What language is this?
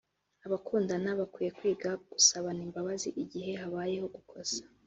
Kinyarwanda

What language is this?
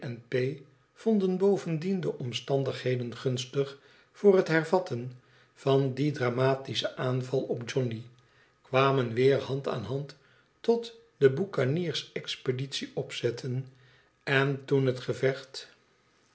Dutch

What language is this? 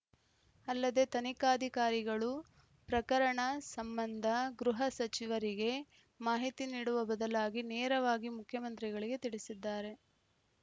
Kannada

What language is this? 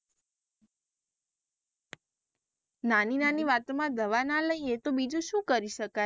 Gujarati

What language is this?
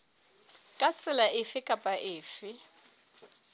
Southern Sotho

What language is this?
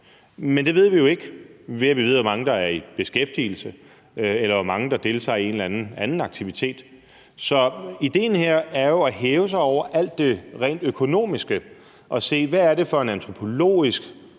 Danish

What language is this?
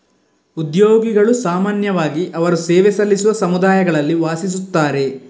Kannada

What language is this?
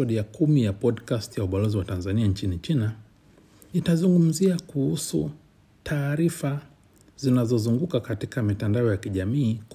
Swahili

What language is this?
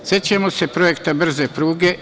Serbian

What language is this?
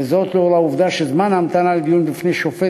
Hebrew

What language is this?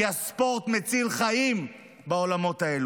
Hebrew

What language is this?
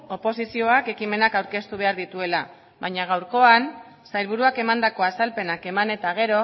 Basque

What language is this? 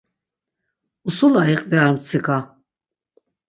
Laz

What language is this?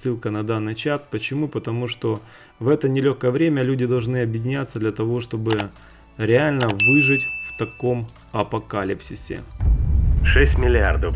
Russian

